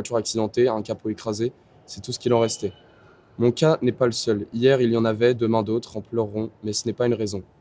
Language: French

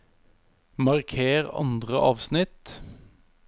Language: Norwegian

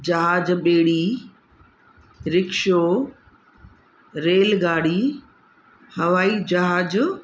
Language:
Sindhi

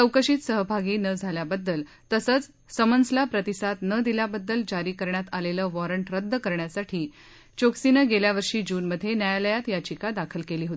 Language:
Marathi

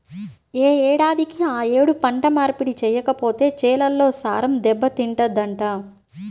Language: Telugu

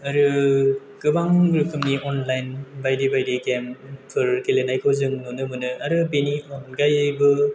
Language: Bodo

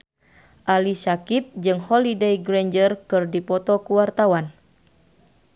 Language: Sundanese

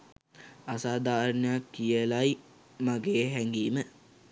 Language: Sinhala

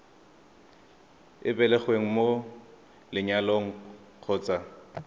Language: Tswana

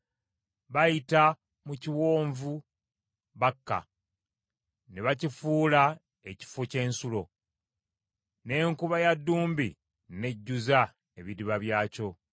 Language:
Ganda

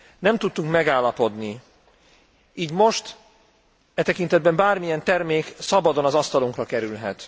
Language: Hungarian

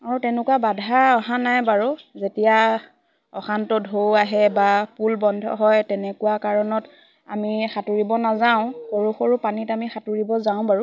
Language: Assamese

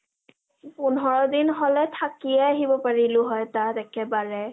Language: Assamese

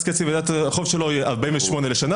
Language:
Hebrew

